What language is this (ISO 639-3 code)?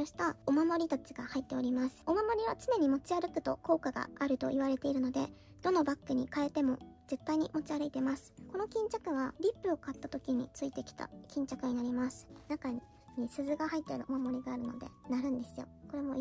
jpn